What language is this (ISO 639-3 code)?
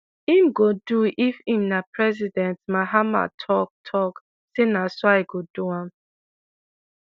pcm